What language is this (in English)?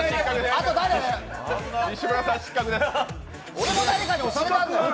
Japanese